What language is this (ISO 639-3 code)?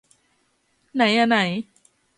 tha